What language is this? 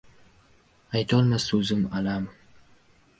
Uzbek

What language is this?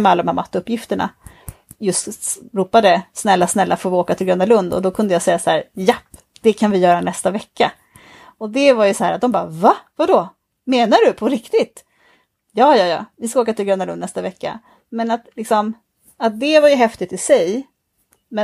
Swedish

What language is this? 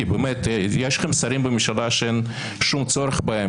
Hebrew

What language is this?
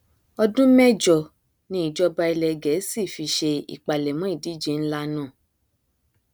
Yoruba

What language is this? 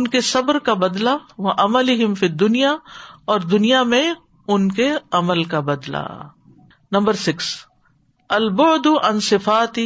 Urdu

